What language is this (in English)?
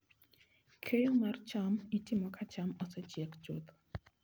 Luo (Kenya and Tanzania)